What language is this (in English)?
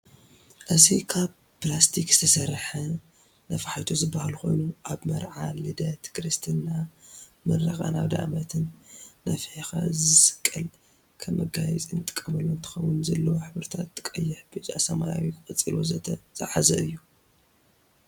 Tigrinya